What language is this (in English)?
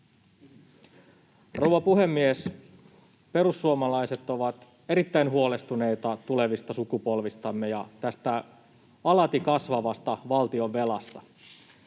Finnish